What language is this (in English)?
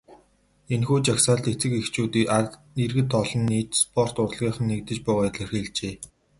Mongolian